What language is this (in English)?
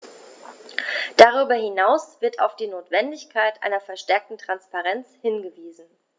German